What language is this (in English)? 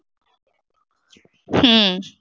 Punjabi